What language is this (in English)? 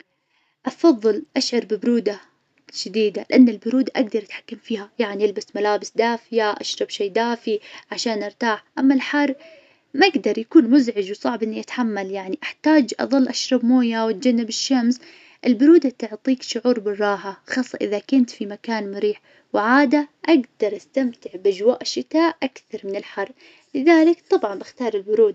Najdi Arabic